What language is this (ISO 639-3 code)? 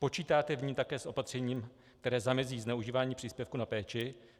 ces